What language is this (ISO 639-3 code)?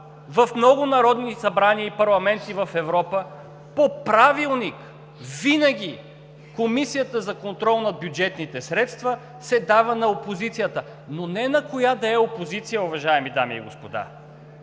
bul